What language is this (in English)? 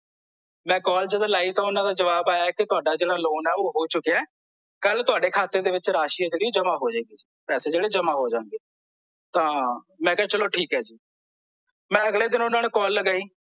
Punjabi